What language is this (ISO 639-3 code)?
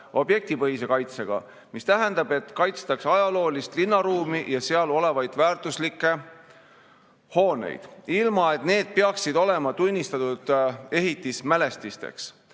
est